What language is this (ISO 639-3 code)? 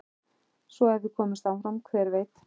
isl